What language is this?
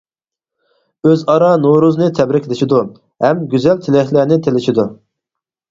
Uyghur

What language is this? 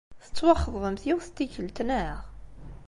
Kabyle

